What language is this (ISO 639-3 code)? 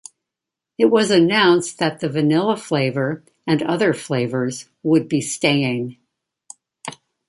eng